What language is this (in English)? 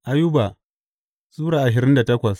Hausa